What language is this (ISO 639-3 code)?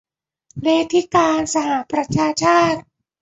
tha